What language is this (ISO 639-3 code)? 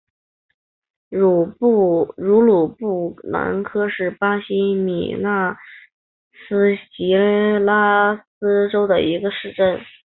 zho